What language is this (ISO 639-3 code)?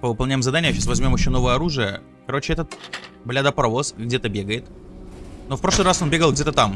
rus